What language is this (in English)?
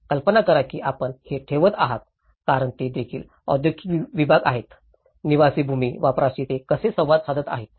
Marathi